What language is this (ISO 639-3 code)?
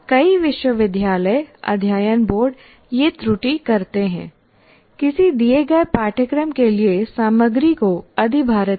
hin